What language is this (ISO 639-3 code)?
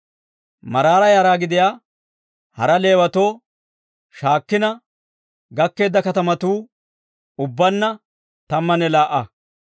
dwr